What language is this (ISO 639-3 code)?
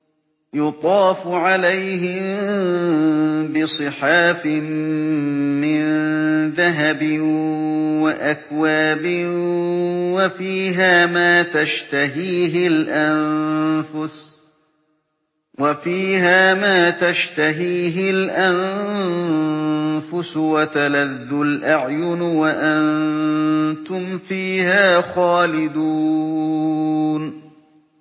ara